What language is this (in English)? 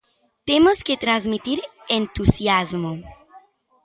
Galician